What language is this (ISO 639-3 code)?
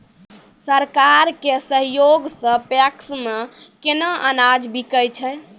mai